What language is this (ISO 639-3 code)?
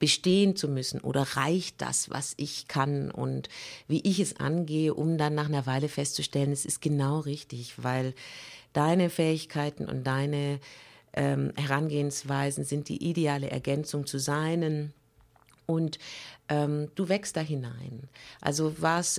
deu